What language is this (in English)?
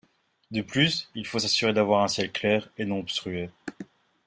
French